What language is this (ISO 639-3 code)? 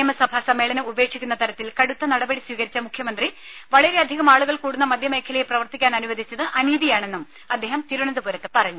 mal